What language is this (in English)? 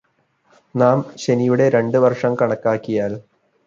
Malayalam